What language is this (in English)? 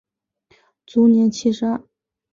Chinese